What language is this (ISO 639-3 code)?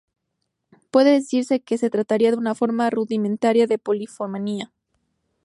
spa